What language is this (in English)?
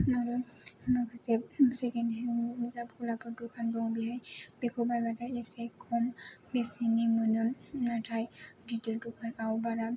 Bodo